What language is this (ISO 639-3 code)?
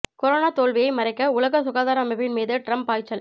tam